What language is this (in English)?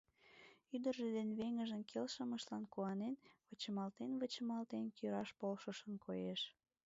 Mari